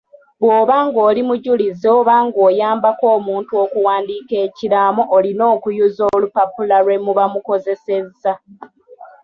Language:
Ganda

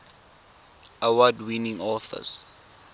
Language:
Tswana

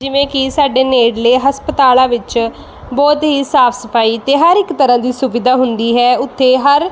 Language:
Punjabi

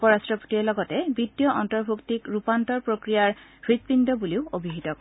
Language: Assamese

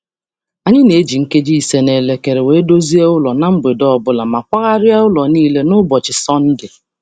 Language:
Igbo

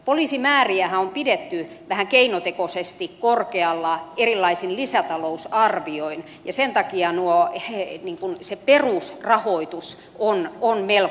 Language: Finnish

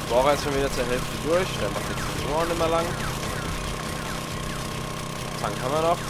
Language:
German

